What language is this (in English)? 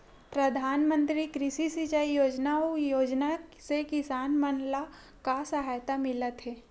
Chhattisgarhi